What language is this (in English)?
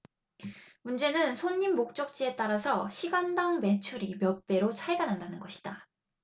Korean